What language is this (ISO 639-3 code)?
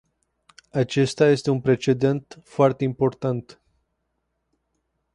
ron